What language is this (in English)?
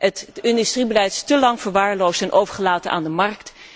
Dutch